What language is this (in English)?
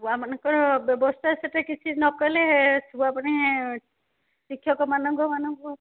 Odia